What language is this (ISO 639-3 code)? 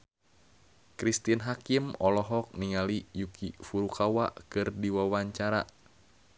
sun